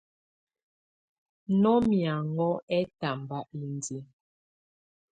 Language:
Tunen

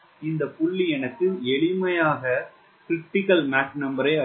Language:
Tamil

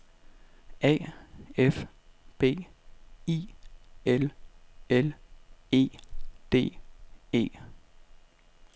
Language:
Danish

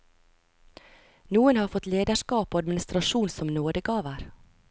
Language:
Norwegian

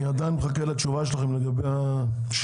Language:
Hebrew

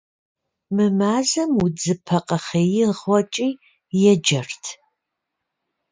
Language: Kabardian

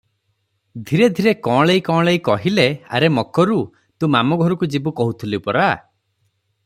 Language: Odia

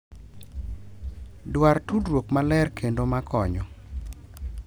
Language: Luo (Kenya and Tanzania)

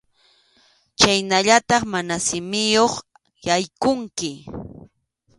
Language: Arequipa-La Unión Quechua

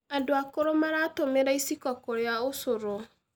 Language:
Kikuyu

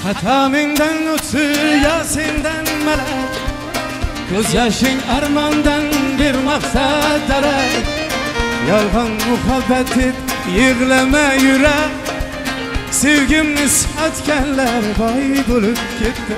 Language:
Turkish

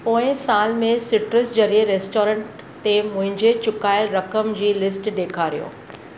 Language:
Sindhi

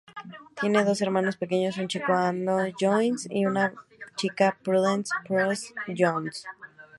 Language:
Spanish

